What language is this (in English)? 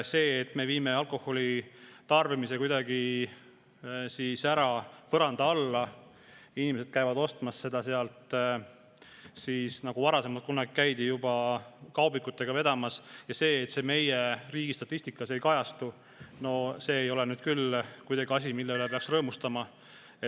Estonian